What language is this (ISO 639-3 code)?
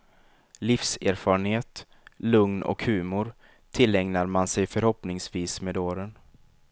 swe